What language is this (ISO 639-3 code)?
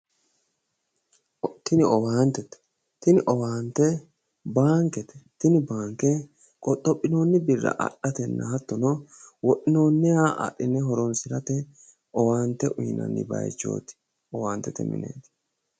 sid